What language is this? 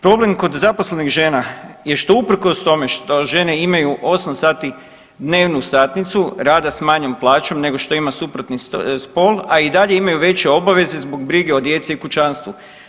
Croatian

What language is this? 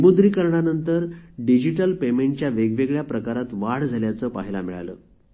Marathi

